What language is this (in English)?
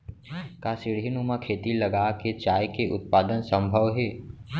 Chhattisgarhi